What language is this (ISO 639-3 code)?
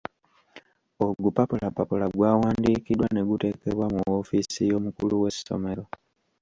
lug